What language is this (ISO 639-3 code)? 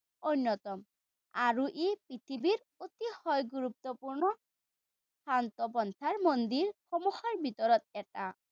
asm